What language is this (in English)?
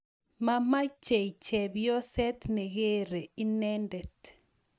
Kalenjin